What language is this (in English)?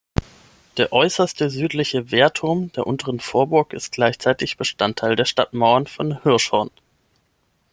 German